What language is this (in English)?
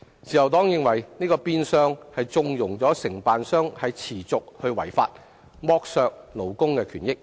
Cantonese